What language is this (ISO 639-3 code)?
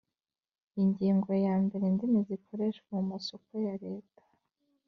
kin